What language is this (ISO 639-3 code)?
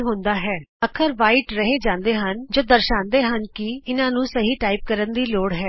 pan